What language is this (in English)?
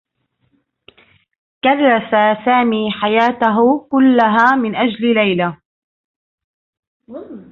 Arabic